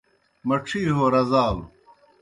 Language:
Kohistani Shina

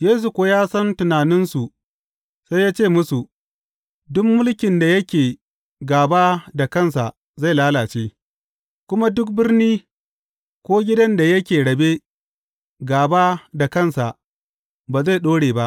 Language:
Hausa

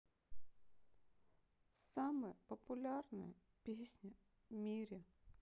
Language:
Russian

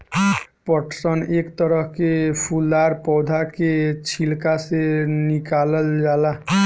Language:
Bhojpuri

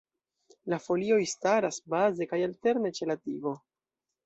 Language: Esperanto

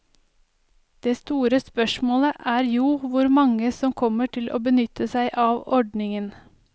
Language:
Norwegian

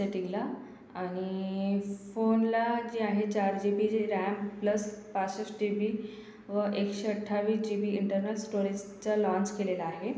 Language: Marathi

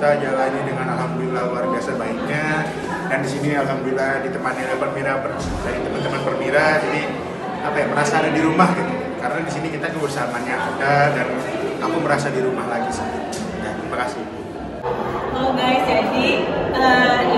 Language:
Indonesian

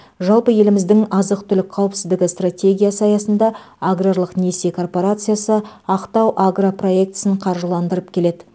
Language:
Kazakh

